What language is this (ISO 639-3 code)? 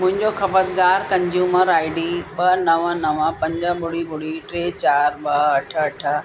snd